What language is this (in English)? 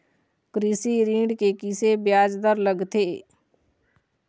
Chhattisgarhi